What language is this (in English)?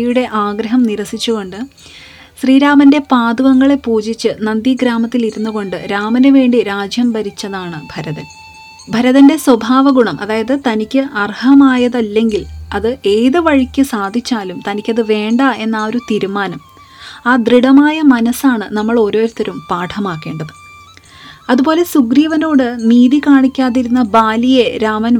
Malayalam